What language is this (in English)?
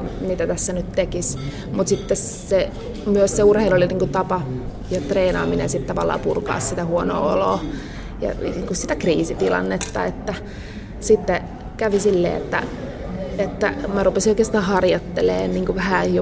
Finnish